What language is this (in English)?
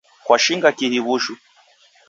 Taita